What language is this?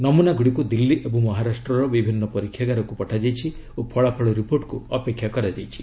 Odia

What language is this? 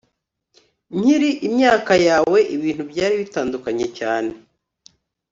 Kinyarwanda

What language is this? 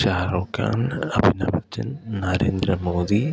Malayalam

